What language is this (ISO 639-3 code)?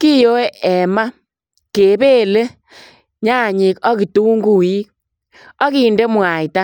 kln